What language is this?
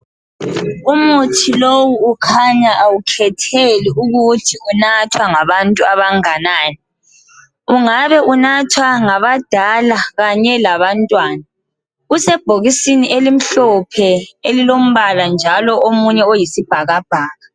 North Ndebele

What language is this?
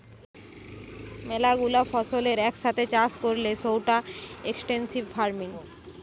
Bangla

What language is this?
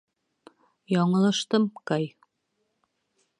Bashkir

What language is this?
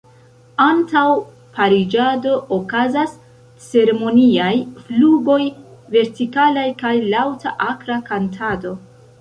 Esperanto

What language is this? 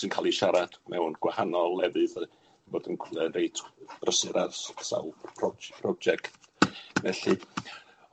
Welsh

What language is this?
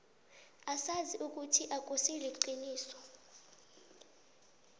South Ndebele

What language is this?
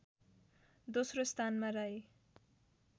Nepali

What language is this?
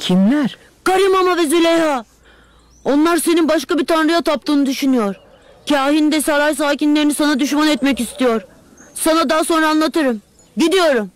Turkish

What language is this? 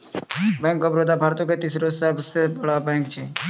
Maithili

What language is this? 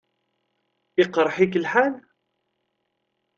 Kabyle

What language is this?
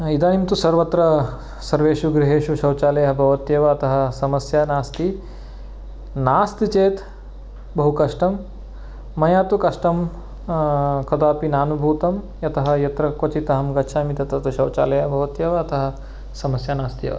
Sanskrit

